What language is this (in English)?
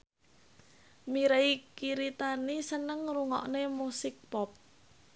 Javanese